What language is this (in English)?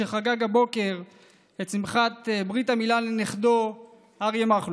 Hebrew